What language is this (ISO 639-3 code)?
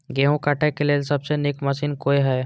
mai